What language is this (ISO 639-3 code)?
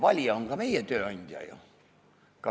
est